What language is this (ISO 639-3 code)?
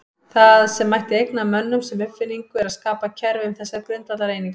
isl